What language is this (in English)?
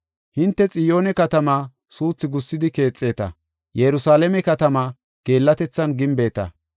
Gofa